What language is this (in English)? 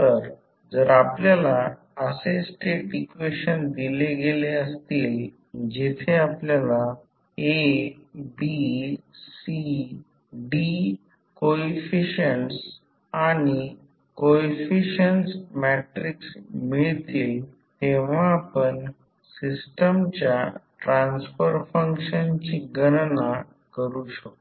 Marathi